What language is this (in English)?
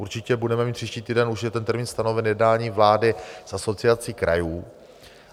Czech